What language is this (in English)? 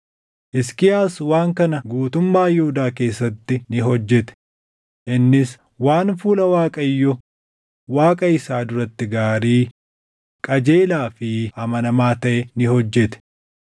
Oromo